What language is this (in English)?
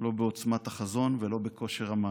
Hebrew